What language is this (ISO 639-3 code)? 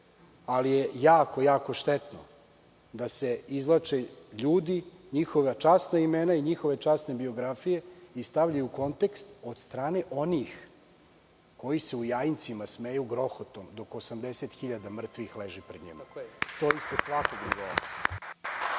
srp